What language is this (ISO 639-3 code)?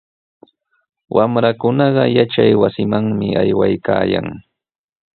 qws